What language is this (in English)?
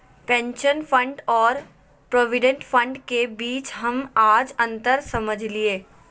Magahi